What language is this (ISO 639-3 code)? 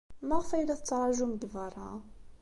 kab